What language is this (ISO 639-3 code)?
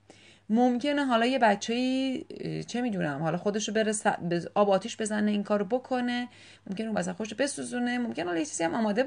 fas